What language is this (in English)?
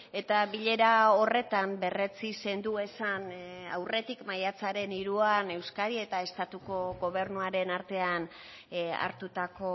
Basque